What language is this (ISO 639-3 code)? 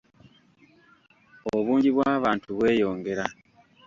lug